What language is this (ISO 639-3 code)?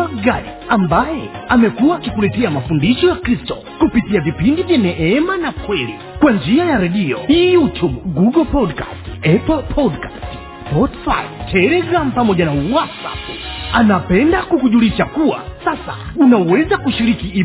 swa